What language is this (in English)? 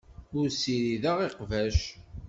Kabyle